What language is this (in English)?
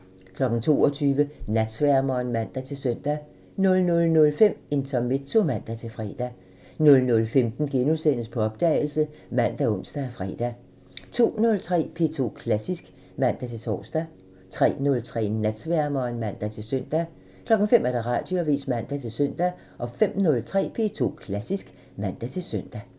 Danish